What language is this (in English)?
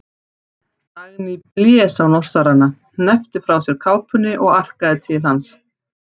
Icelandic